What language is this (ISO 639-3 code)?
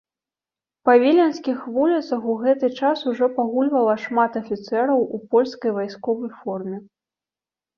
bel